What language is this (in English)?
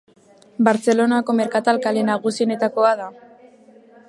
Basque